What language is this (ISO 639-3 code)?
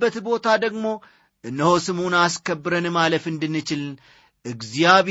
amh